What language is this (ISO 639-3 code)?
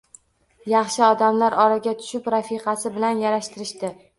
uzb